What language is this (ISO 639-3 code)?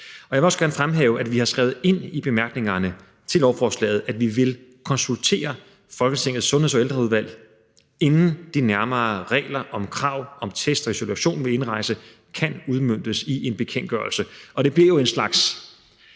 dan